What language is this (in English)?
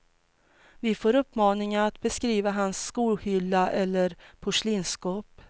Swedish